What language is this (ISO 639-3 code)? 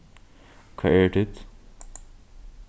fao